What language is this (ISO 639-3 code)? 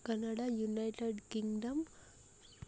tel